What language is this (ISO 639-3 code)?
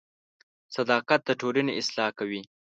pus